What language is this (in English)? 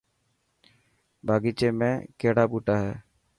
Dhatki